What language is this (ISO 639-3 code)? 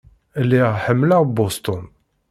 kab